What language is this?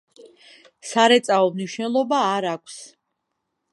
Georgian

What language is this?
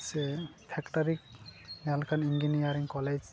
Santali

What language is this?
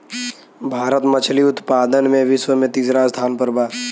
Bhojpuri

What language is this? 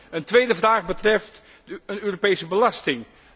Dutch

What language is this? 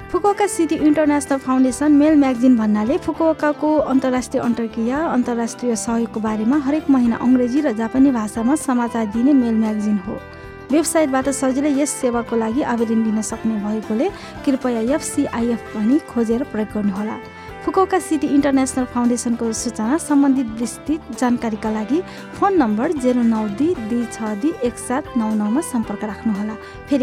Japanese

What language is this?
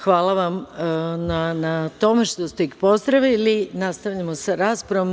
Serbian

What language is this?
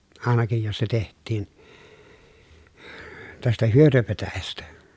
Finnish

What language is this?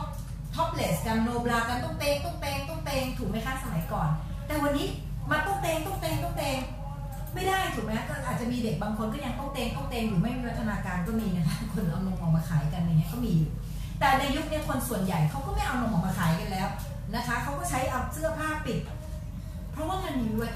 Thai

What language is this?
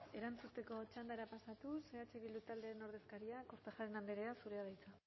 Basque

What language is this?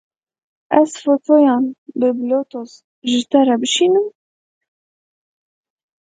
Kurdish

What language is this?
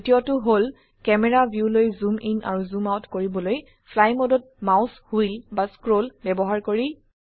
Assamese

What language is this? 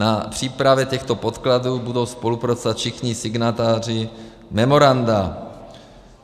Czech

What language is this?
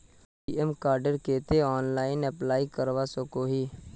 Magahi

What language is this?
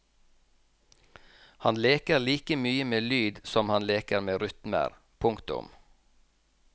Norwegian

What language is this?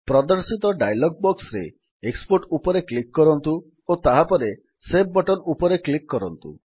Odia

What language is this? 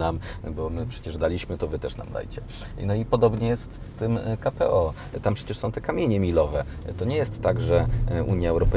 Polish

